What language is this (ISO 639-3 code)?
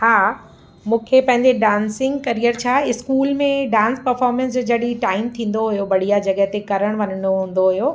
snd